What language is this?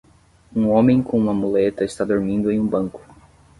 Portuguese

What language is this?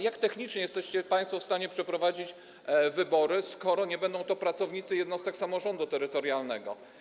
Polish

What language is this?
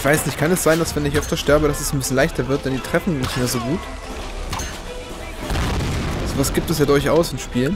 German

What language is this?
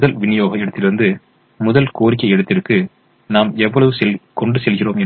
Tamil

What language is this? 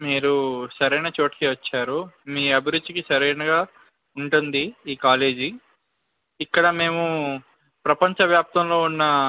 Telugu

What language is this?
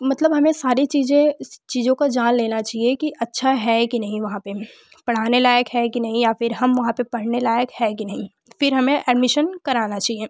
Hindi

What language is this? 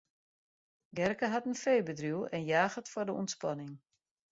Western Frisian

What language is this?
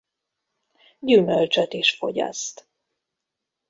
Hungarian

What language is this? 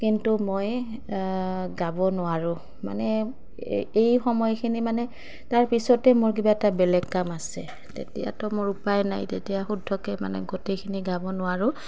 Assamese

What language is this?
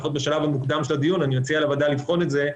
Hebrew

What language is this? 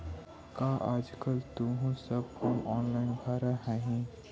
Magahi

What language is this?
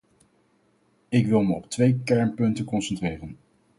Dutch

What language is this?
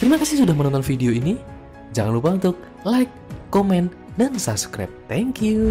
Indonesian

